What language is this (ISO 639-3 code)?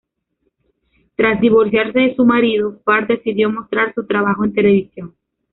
spa